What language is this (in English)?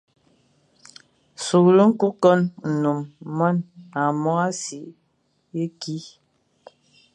Fang